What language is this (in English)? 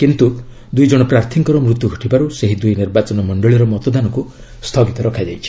Odia